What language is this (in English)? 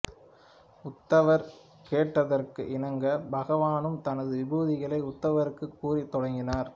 Tamil